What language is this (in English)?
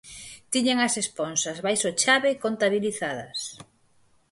Galician